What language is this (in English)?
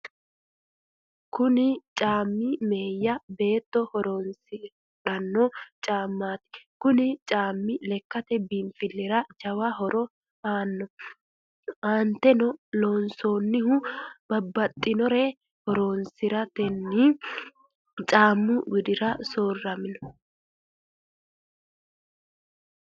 Sidamo